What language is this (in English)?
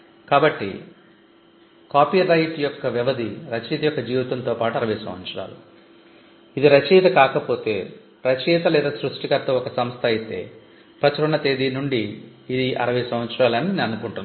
Telugu